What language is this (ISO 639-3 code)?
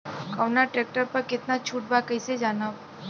bho